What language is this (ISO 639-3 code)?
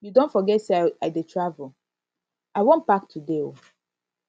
pcm